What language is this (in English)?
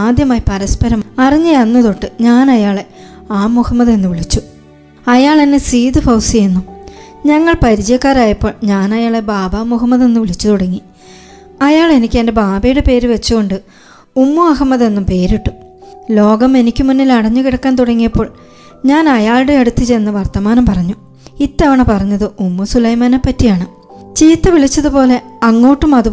Malayalam